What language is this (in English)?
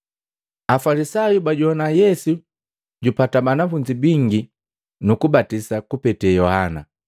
Matengo